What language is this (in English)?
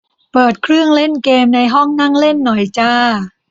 Thai